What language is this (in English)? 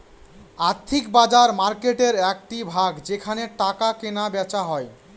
Bangla